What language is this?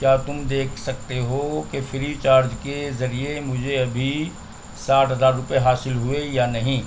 Urdu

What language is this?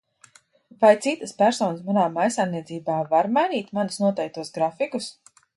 Latvian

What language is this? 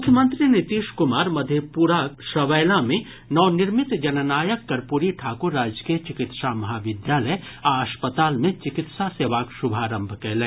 Maithili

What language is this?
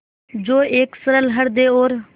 Hindi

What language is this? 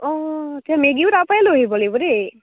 Assamese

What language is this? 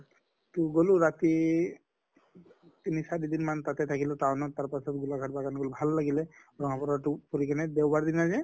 Assamese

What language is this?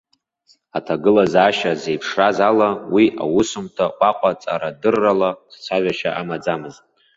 Abkhazian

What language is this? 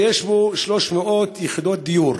Hebrew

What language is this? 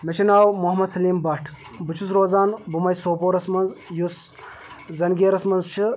Kashmiri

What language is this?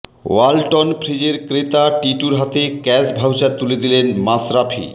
Bangla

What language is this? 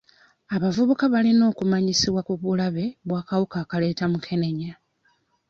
Ganda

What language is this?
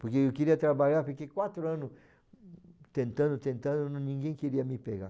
Portuguese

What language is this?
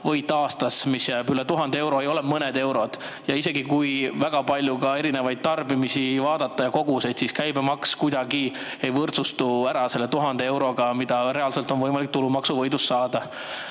Estonian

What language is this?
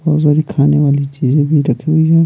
Hindi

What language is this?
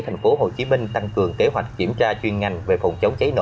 Vietnamese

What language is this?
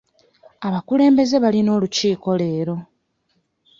Ganda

